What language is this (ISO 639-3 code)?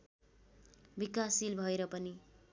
nep